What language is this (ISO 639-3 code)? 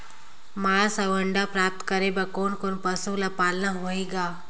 hne